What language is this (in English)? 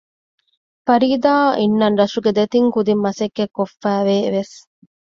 Divehi